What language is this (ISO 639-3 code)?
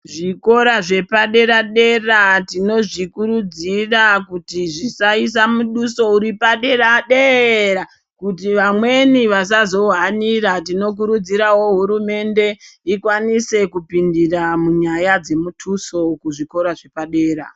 ndc